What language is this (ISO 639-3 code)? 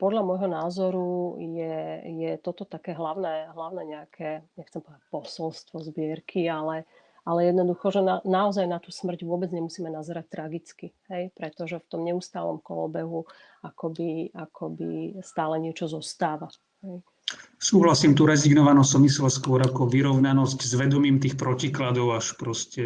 slk